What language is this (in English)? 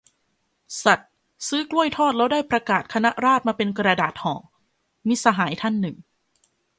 Thai